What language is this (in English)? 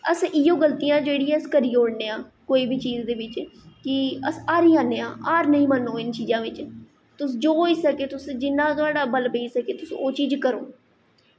Dogri